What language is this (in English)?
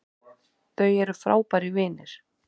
Icelandic